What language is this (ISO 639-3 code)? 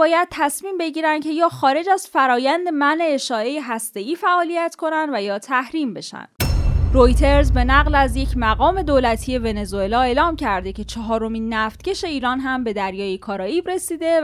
fas